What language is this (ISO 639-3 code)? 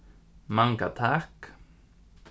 fao